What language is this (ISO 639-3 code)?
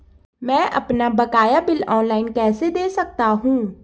hin